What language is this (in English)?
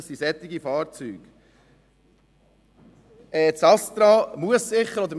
Swiss German